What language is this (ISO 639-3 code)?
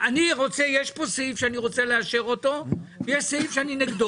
heb